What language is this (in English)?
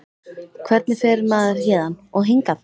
Icelandic